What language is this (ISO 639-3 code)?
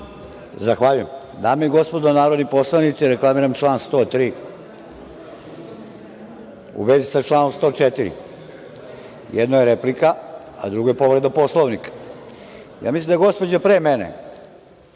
srp